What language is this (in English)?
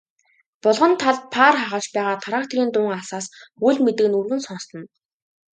Mongolian